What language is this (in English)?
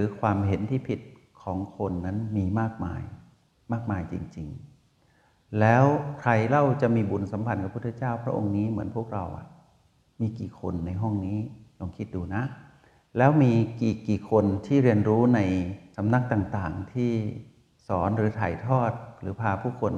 Thai